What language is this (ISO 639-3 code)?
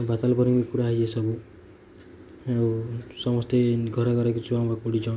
ori